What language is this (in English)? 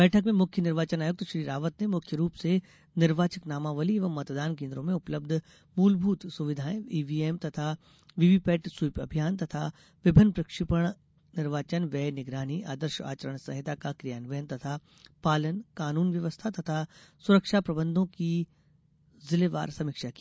Hindi